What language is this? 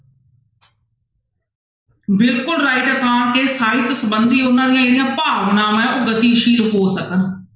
Punjabi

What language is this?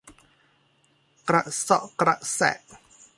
Thai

